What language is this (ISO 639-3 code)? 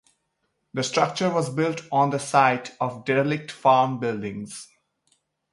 eng